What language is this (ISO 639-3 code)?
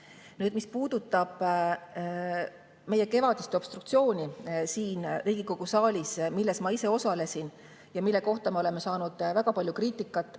est